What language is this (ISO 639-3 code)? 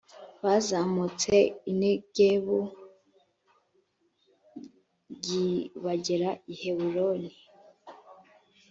kin